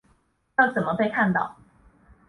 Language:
Chinese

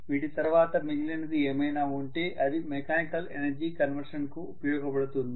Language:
Telugu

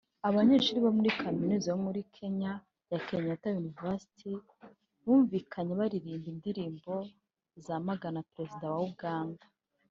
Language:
Kinyarwanda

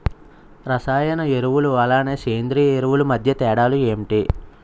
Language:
Telugu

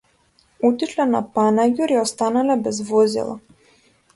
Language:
Macedonian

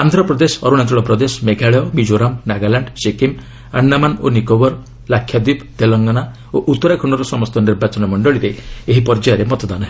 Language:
Odia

